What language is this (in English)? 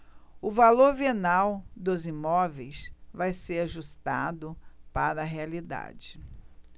Portuguese